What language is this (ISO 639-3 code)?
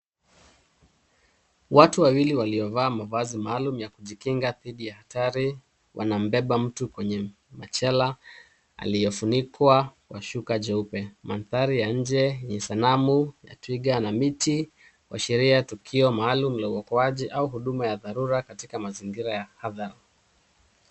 swa